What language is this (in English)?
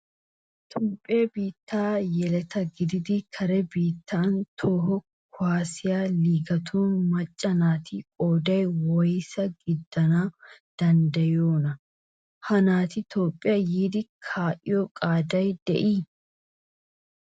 Wolaytta